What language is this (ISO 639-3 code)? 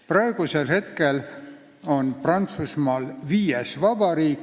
est